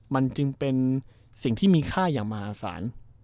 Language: Thai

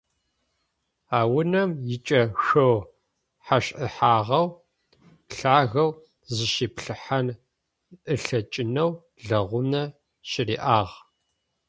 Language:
Adyghe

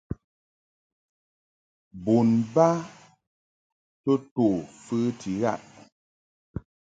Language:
Mungaka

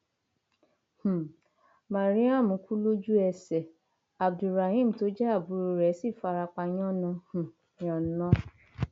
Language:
Yoruba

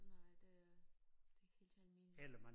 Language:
Danish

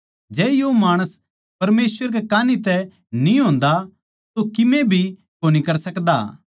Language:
Haryanvi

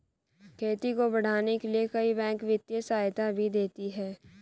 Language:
Hindi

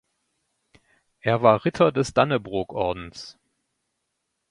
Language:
German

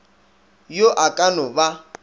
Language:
Northern Sotho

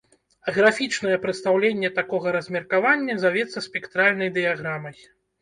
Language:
Belarusian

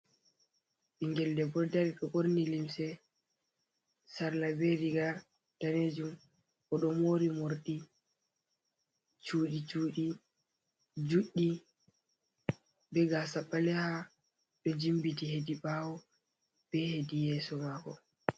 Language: Fula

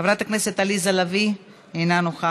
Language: Hebrew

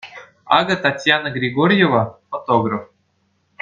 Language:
Chuvash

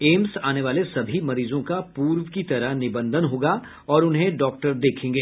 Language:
Hindi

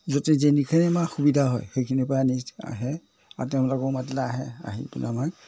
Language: Assamese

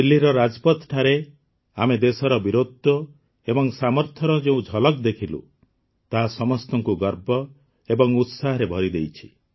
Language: Odia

